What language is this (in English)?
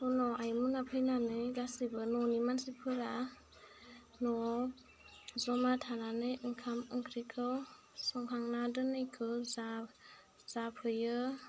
Bodo